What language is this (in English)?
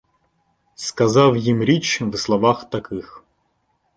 Ukrainian